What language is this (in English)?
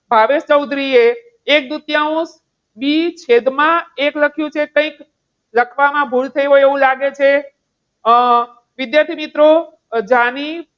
Gujarati